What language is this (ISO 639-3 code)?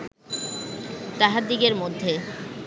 ben